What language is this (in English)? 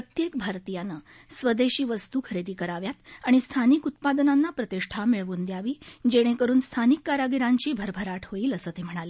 Marathi